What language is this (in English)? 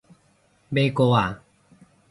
Cantonese